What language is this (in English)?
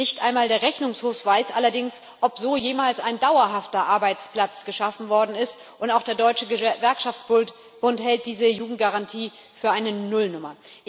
German